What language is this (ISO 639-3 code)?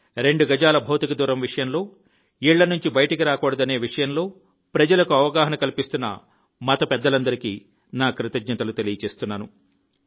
tel